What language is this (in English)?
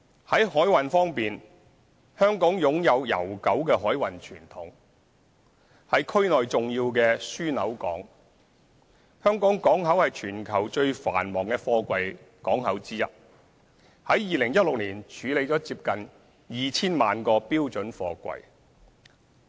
Cantonese